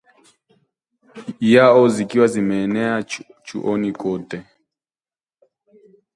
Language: Swahili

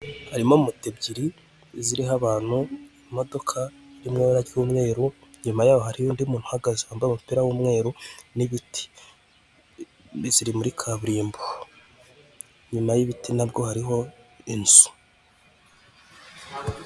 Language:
Kinyarwanda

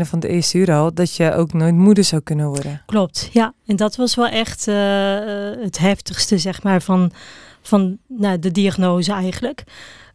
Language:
Dutch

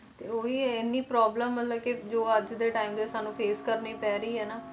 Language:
Punjabi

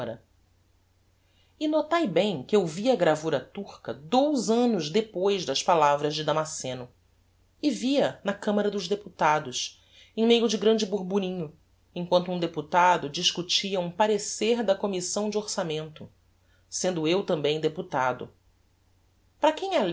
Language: Portuguese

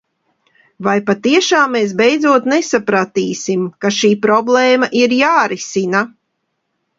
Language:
Latvian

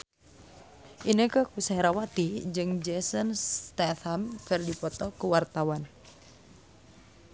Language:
Sundanese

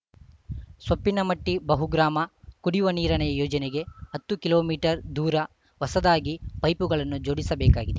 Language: Kannada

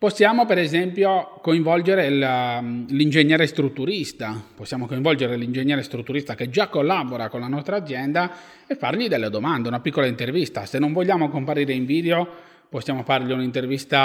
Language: Italian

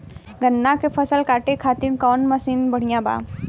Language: Bhojpuri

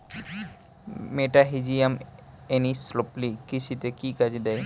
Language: Bangla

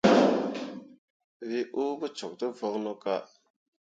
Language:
Mundang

